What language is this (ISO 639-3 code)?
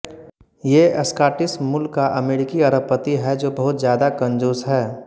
hin